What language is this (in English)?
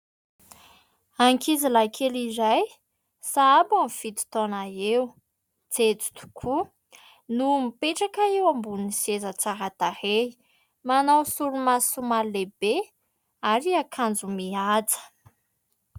Malagasy